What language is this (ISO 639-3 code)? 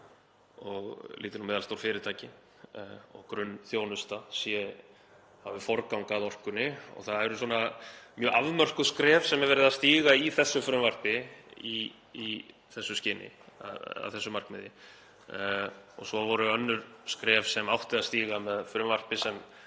isl